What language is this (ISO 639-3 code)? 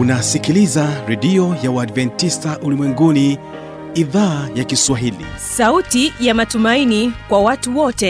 swa